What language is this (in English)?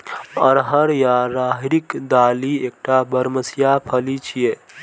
Maithili